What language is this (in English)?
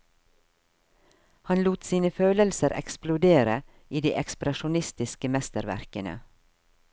Norwegian